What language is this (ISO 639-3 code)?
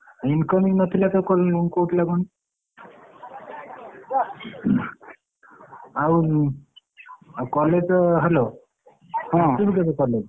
ori